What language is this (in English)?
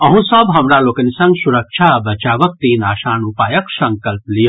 Maithili